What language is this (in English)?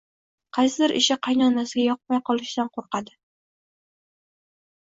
Uzbek